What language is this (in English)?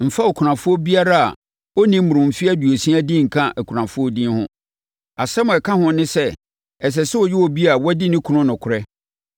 Akan